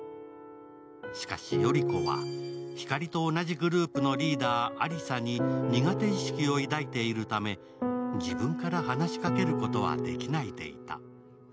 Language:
Japanese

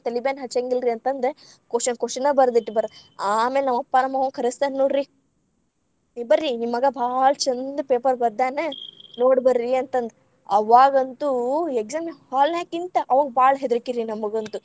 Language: Kannada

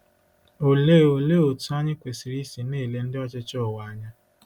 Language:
Igbo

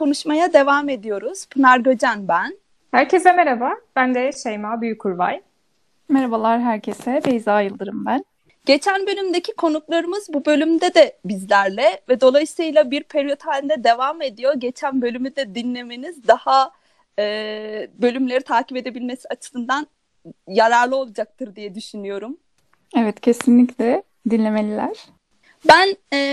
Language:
Turkish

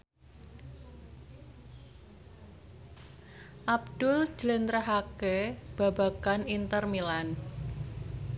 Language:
Javanese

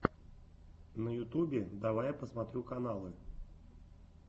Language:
Russian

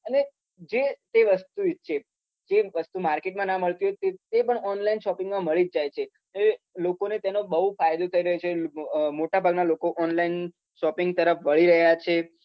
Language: Gujarati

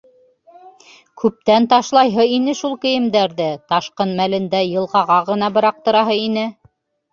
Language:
Bashkir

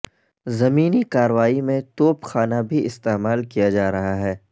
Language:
Urdu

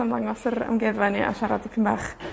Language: Welsh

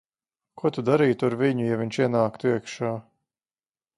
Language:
Latvian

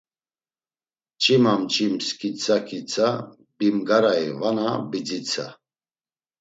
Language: Laz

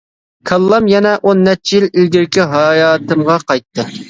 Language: Uyghur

